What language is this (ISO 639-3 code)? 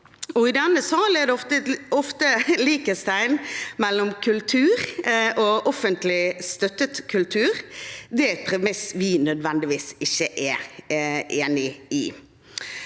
nor